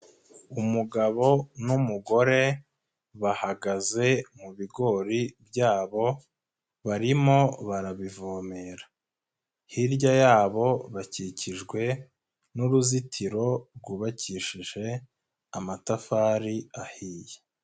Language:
Kinyarwanda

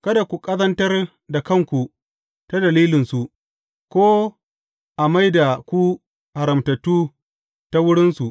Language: Hausa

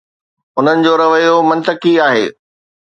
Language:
Sindhi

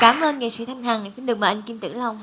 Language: Vietnamese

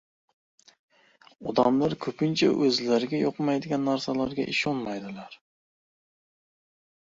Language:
Uzbek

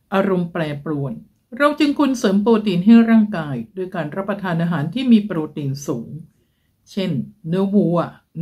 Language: Thai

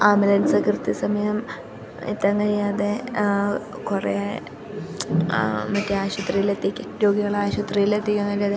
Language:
Malayalam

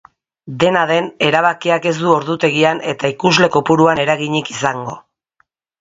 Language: Basque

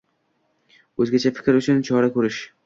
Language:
Uzbek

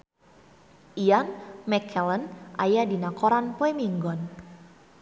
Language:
Sundanese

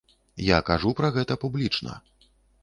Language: Belarusian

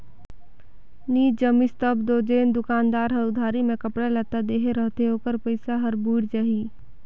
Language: Chhattisgarhi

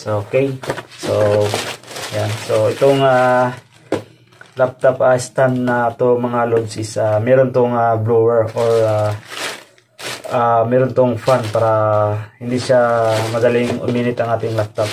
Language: Filipino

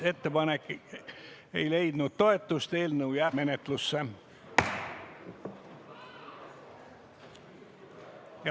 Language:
Estonian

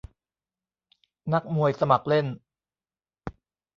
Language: Thai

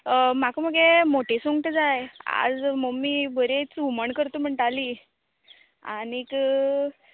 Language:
Konkani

